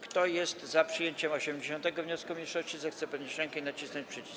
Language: Polish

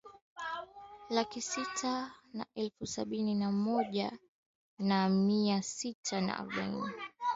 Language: Swahili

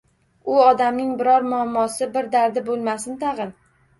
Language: Uzbek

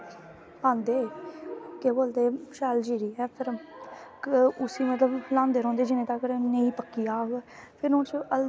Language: Dogri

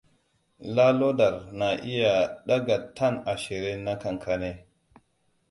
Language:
Hausa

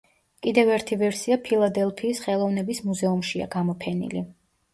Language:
Georgian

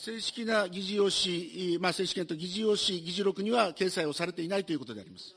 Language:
Japanese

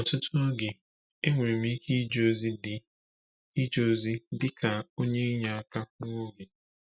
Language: Igbo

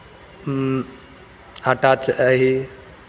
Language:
Maithili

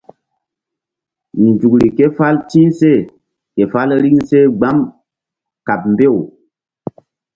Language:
Mbum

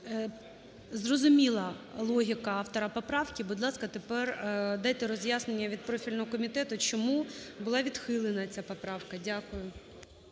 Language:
Ukrainian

